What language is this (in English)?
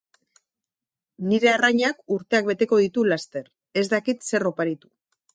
Basque